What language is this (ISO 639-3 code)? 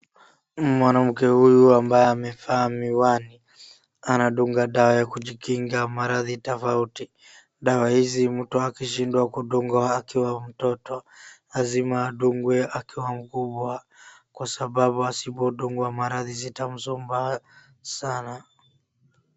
swa